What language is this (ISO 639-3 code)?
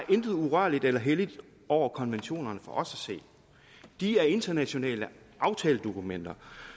dan